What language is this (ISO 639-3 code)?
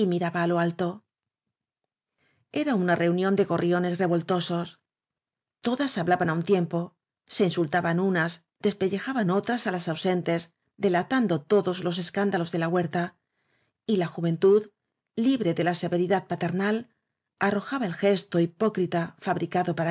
spa